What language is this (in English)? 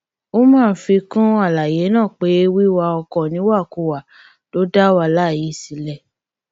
Yoruba